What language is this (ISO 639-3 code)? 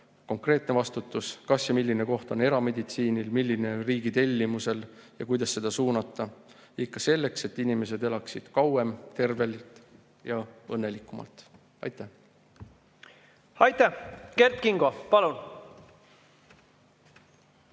est